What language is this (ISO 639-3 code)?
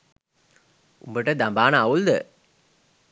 sin